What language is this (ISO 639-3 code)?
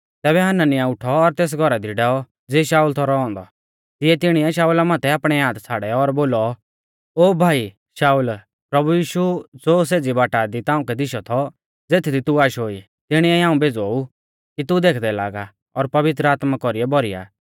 bfz